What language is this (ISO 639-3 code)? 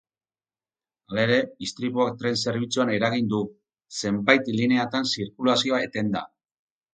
eus